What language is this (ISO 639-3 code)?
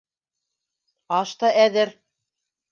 bak